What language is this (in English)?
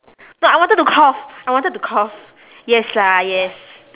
English